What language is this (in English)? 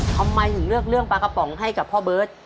Thai